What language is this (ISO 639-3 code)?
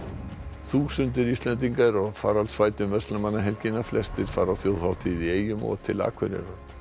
isl